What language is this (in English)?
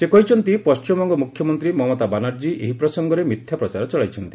Odia